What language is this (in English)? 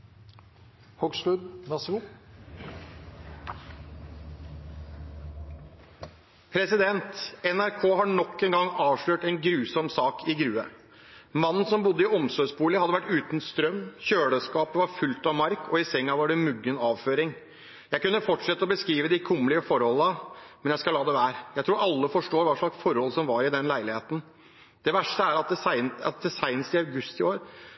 Norwegian Bokmål